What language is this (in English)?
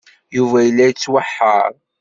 Kabyle